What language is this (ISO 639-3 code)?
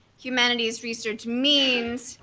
eng